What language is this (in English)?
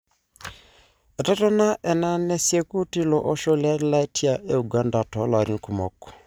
Masai